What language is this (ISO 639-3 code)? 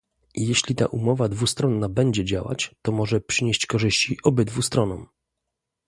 pol